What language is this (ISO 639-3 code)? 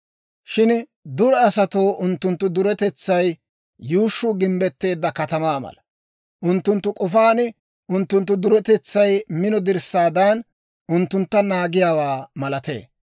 dwr